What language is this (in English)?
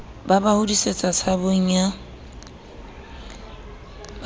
Southern Sotho